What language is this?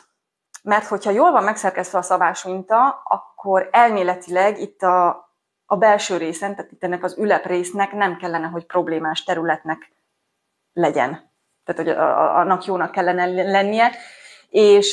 Hungarian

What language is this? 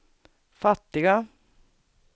Swedish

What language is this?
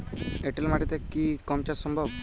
Bangla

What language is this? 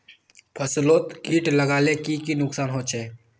Magahi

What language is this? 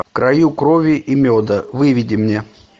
Russian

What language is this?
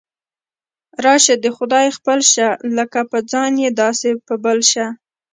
Pashto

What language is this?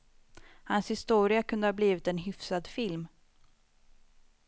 Swedish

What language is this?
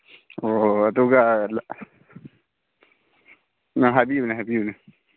Manipuri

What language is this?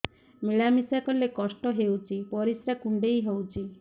Odia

